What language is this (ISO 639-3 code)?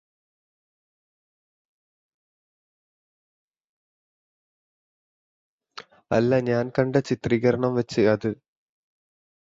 mal